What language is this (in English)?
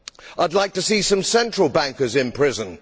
English